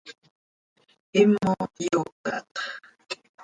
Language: Seri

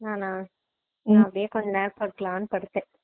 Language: Tamil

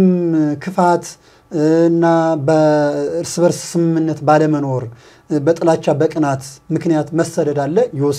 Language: Arabic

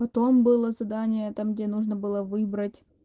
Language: Russian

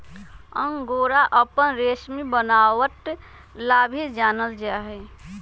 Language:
Magahi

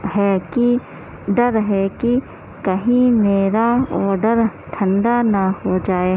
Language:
Urdu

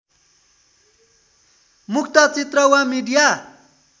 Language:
Nepali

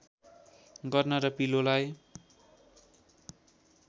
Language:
Nepali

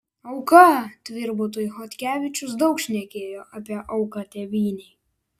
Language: Lithuanian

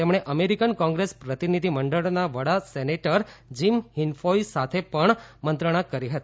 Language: Gujarati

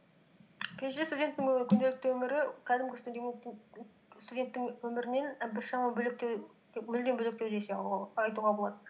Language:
Kazakh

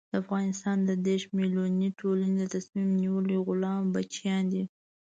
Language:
Pashto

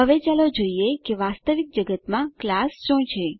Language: Gujarati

